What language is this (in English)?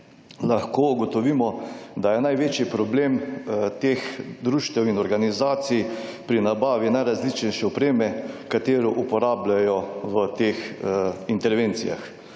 Slovenian